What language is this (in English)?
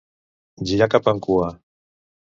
Catalan